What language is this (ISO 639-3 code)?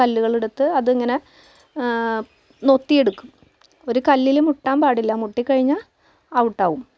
mal